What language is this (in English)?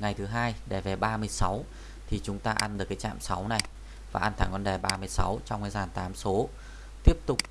Vietnamese